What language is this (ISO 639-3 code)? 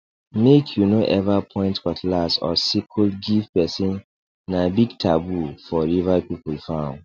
pcm